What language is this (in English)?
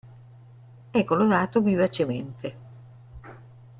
Italian